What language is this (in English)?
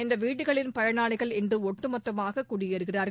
Tamil